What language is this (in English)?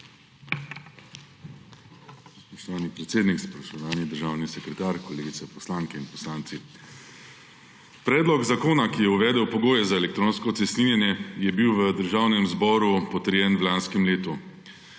Slovenian